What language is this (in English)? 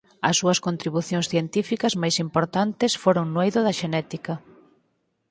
Galician